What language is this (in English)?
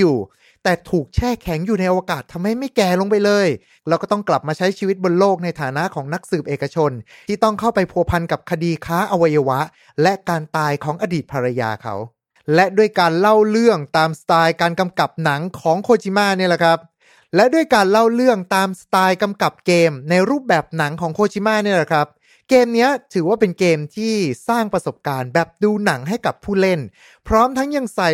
Thai